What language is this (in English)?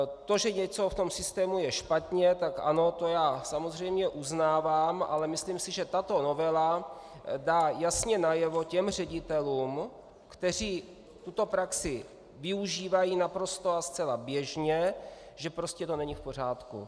Czech